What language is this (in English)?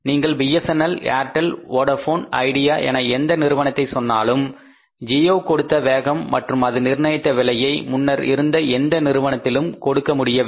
Tamil